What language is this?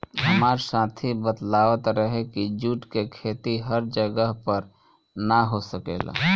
Bhojpuri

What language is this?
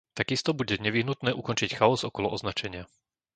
Slovak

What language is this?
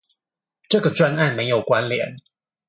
Chinese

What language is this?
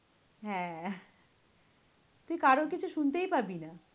Bangla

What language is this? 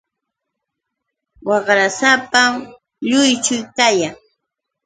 Yauyos Quechua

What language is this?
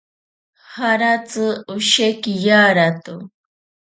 Ashéninka Perené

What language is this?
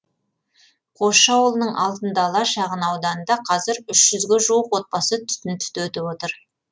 Kazakh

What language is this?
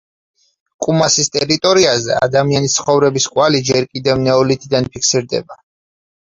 Georgian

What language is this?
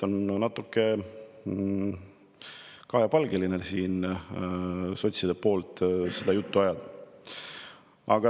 Estonian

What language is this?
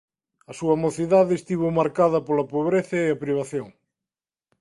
Galician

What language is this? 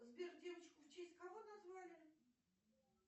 Russian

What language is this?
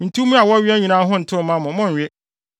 Akan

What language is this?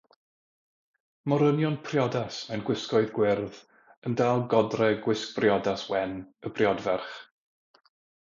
Welsh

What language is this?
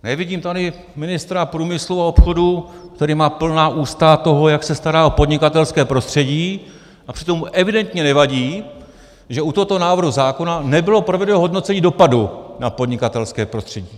Czech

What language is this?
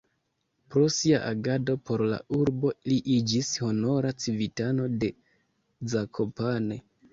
Esperanto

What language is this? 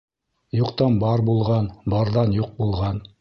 Bashkir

